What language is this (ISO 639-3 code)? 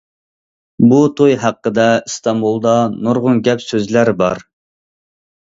uig